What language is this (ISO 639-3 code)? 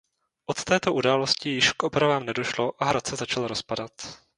ces